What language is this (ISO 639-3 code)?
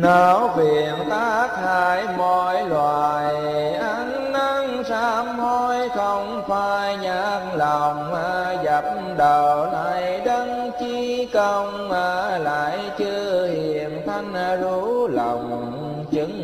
vie